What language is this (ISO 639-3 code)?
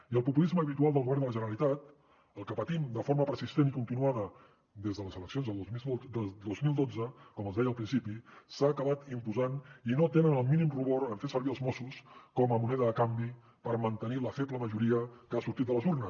cat